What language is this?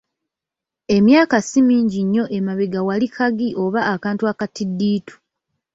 Ganda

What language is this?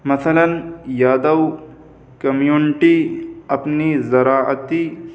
Urdu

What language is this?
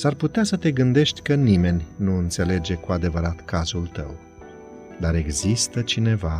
Romanian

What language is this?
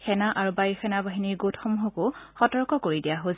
Assamese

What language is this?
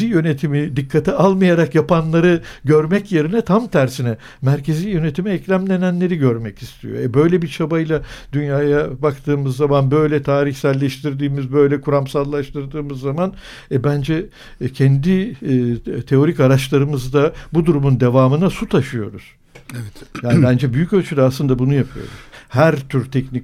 Turkish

